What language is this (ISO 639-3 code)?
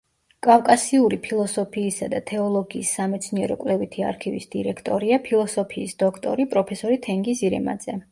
kat